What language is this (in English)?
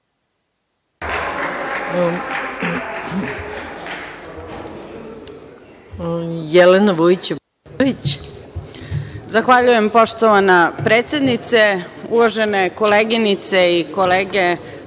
Serbian